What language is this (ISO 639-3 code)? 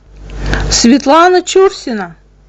rus